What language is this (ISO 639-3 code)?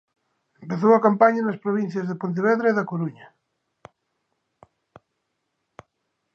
glg